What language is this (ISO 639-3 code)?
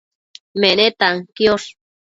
mcf